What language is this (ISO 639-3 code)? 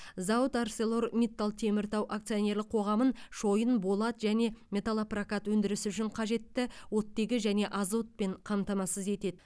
kaz